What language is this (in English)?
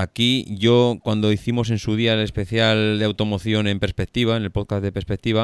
Spanish